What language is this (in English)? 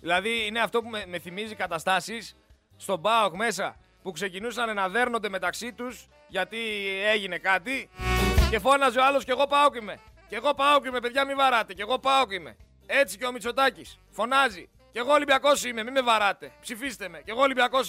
Greek